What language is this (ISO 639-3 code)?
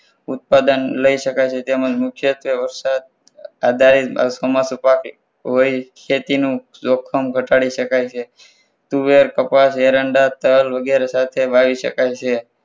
guj